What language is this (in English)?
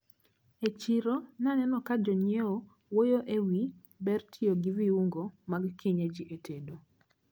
Luo (Kenya and Tanzania)